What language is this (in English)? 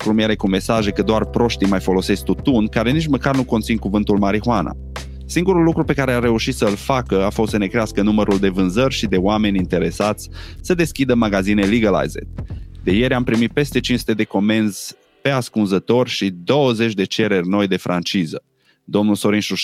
Romanian